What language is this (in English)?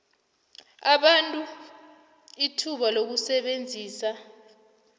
South Ndebele